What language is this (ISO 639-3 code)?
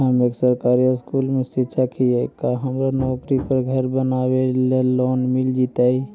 mag